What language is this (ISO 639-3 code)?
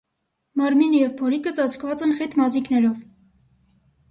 hye